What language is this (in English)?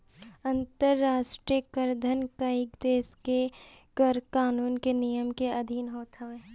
Bhojpuri